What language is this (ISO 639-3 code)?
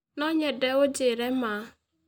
kik